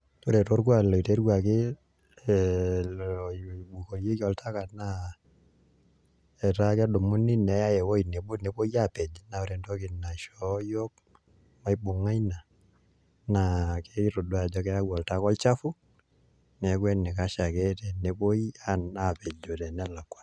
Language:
Masai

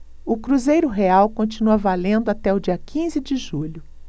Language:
Portuguese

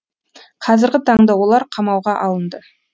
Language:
Kazakh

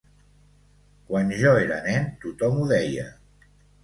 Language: Catalan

